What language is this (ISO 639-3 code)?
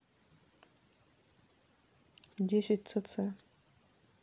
rus